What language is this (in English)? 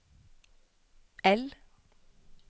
Norwegian